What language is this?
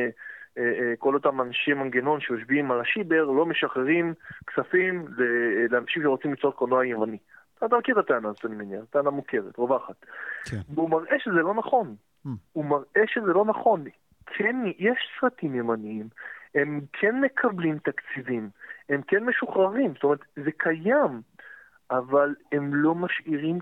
Hebrew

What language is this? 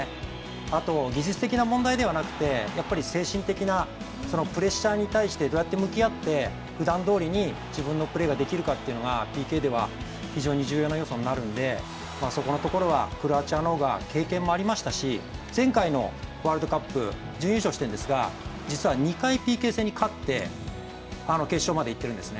Japanese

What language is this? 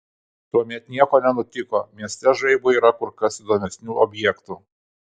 Lithuanian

